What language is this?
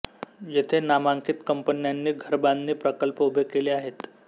Marathi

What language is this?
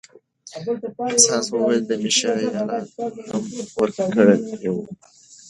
Pashto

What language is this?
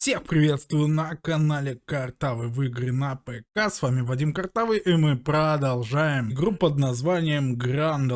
Russian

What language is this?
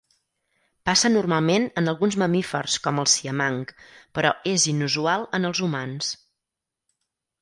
Catalan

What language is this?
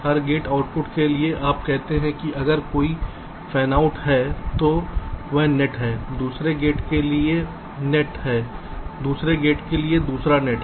Hindi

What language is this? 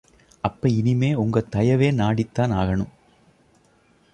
Tamil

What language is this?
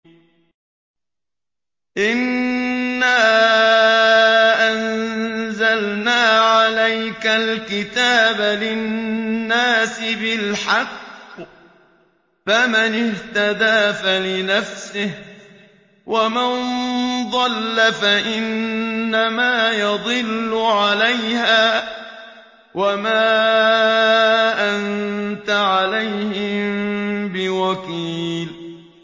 Arabic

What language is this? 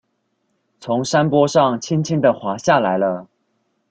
Chinese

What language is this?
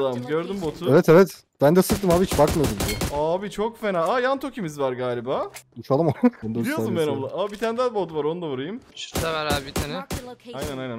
Turkish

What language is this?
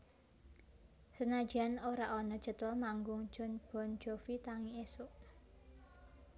Javanese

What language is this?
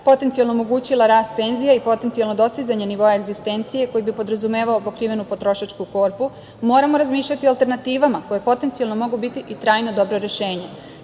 Serbian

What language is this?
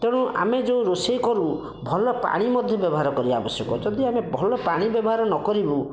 Odia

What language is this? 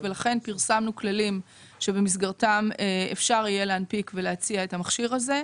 Hebrew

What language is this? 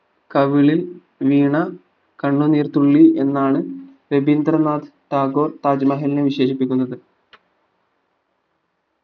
Malayalam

